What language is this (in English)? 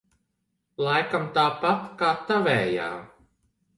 Latvian